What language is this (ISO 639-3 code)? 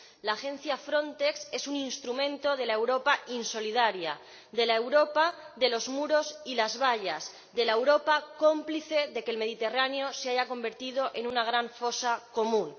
spa